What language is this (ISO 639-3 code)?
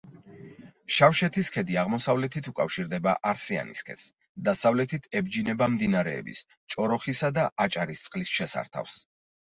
kat